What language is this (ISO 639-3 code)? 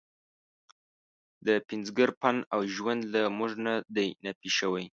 pus